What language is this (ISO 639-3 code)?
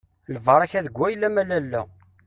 kab